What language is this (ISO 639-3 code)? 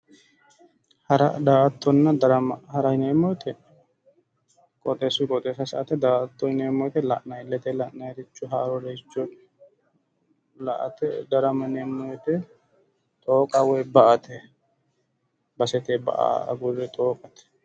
sid